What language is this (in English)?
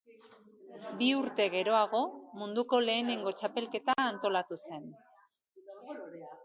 Basque